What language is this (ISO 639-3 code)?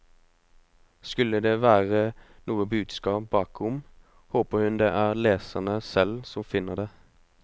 nor